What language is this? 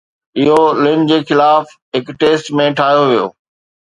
Sindhi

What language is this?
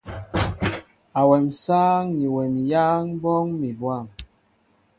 Mbo (Cameroon)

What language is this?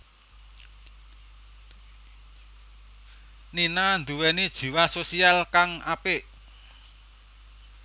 Javanese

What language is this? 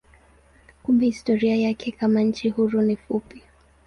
Swahili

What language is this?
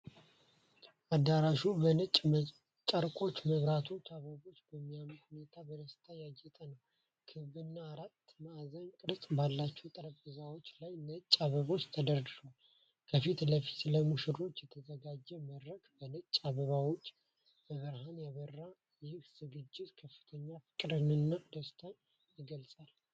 Amharic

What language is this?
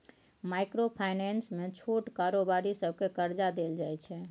Maithili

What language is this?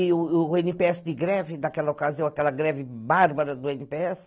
Portuguese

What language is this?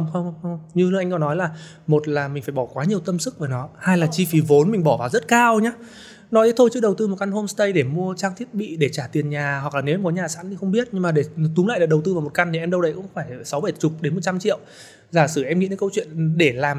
Vietnamese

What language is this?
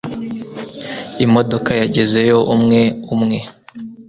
Kinyarwanda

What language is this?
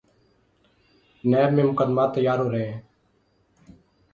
Urdu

